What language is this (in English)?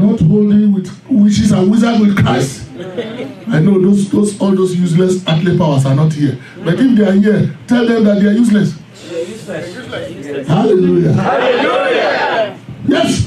English